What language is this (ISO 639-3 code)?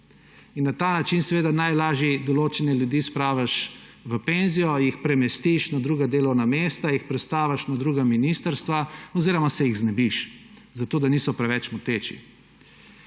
slv